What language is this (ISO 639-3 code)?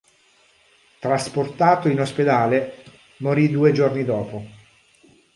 ita